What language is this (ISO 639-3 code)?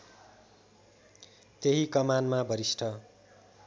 nep